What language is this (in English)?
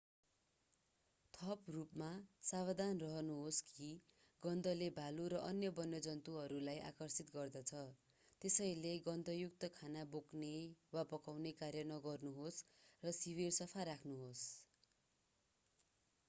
Nepali